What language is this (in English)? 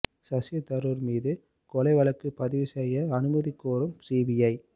Tamil